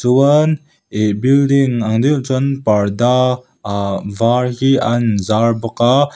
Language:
Mizo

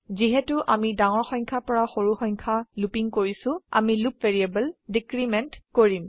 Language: Assamese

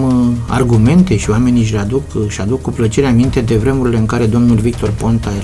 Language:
Romanian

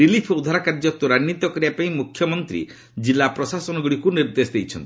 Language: Odia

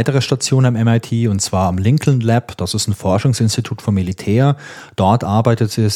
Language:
German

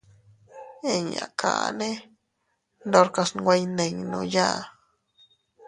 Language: Teutila Cuicatec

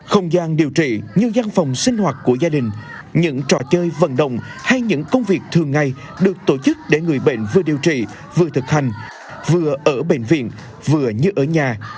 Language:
Vietnamese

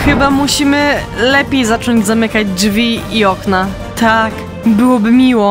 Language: Polish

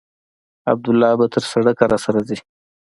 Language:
Pashto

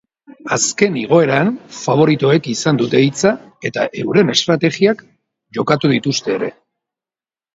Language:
Basque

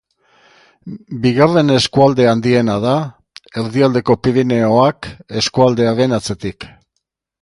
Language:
Basque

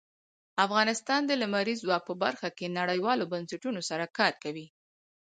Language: Pashto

